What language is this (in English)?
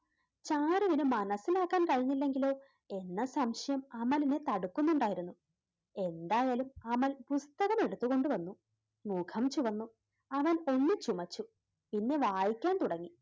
Malayalam